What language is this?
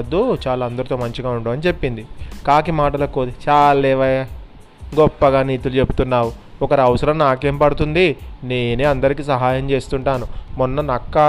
Telugu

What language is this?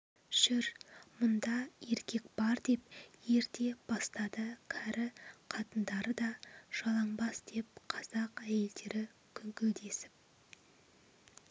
Kazakh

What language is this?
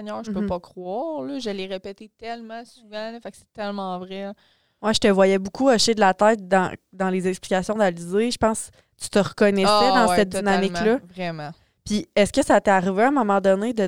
French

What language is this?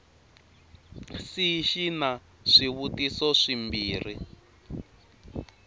Tsonga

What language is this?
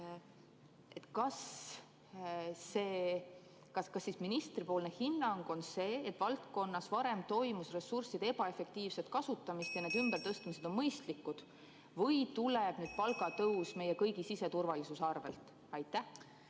Estonian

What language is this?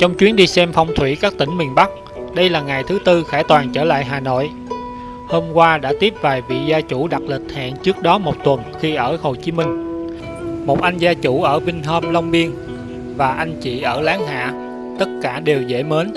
Vietnamese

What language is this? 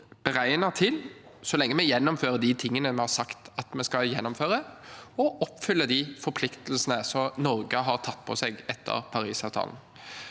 Norwegian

